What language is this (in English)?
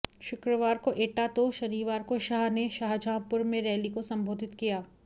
Hindi